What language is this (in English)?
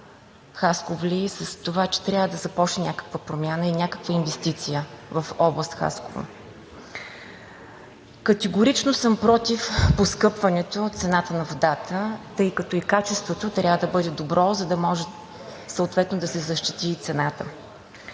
Bulgarian